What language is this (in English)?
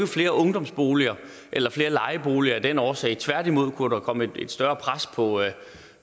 Danish